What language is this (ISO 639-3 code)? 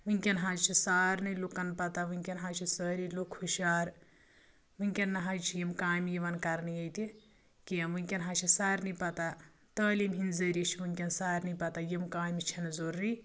kas